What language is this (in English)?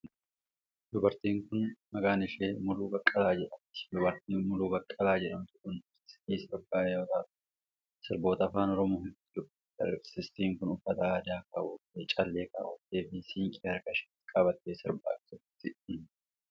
Oromo